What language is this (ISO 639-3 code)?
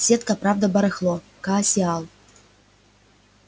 rus